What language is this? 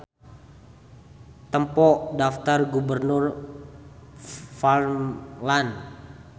Sundanese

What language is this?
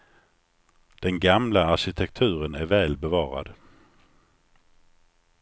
Swedish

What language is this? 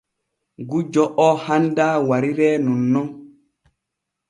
Borgu Fulfulde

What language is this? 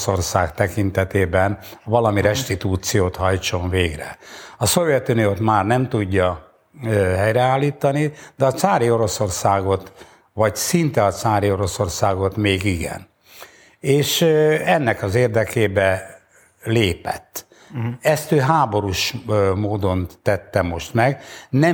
Hungarian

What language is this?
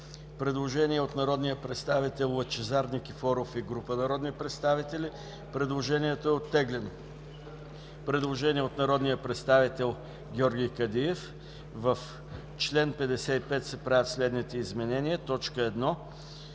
Bulgarian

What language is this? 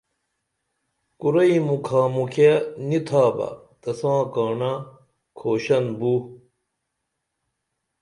Dameli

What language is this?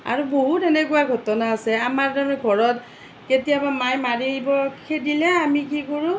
Assamese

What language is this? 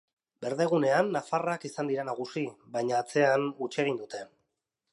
Basque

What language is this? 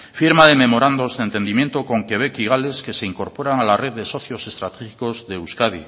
Spanish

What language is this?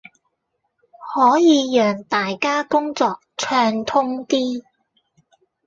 Cantonese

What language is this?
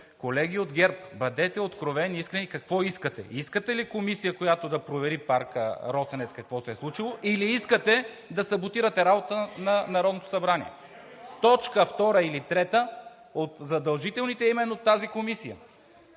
Bulgarian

